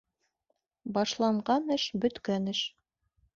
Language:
Bashkir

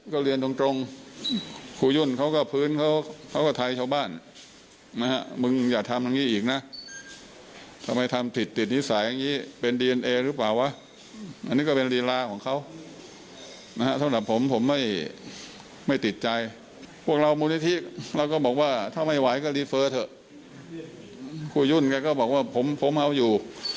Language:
Thai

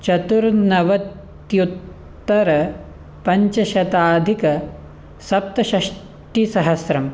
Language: Sanskrit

